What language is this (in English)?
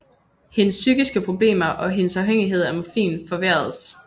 Danish